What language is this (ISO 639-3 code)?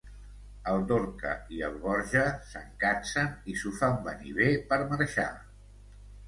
cat